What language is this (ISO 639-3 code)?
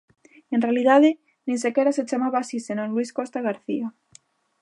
glg